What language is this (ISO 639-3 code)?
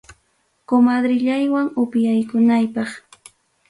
quy